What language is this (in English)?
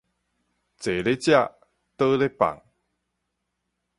Min Nan Chinese